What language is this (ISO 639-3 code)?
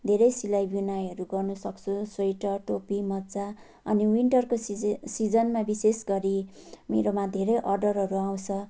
nep